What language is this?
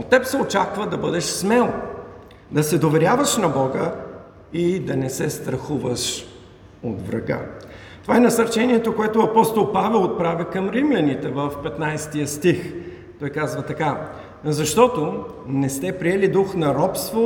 Bulgarian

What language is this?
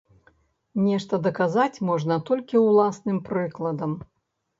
Belarusian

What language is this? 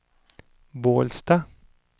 Swedish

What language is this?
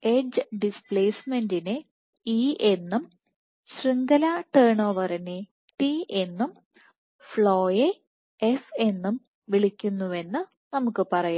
Malayalam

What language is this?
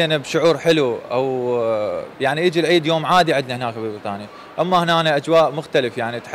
Arabic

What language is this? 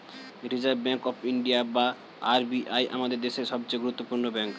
Bangla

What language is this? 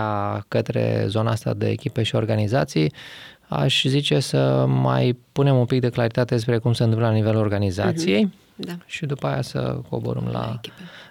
Romanian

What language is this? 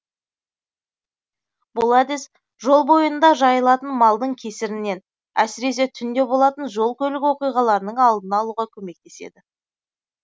Kazakh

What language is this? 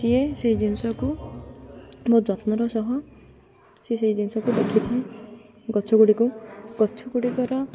Odia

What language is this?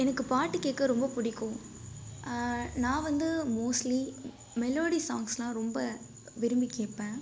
Tamil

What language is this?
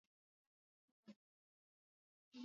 Swahili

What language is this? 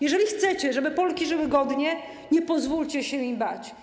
Polish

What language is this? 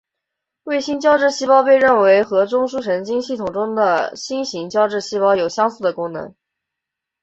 Chinese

